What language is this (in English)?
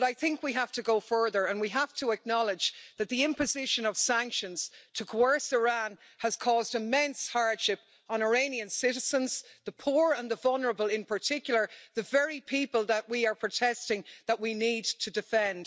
English